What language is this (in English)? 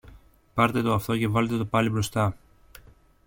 Greek